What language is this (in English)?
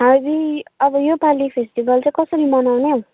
Nepali